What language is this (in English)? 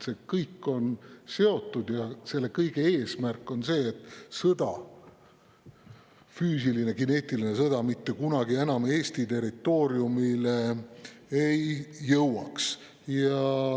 Estonian